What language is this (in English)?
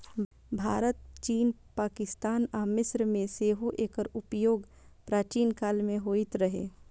Maithili